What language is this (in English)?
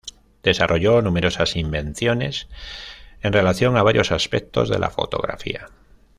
Spanish